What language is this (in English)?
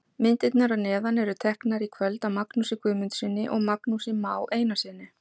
Icelandic